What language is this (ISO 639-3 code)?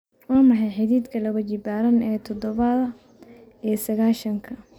som